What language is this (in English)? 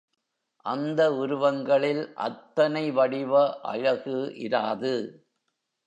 Tamil